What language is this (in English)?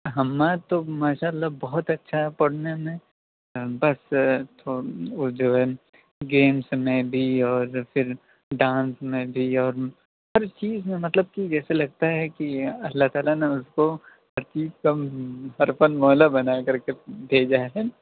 Urdu